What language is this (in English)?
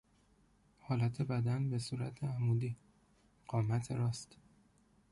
Persian